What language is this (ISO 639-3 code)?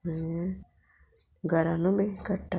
kok